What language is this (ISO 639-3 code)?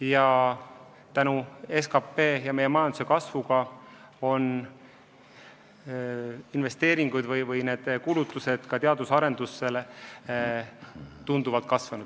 est